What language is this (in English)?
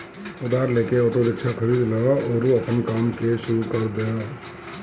Bhojpuri